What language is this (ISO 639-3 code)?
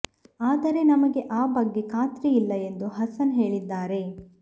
kan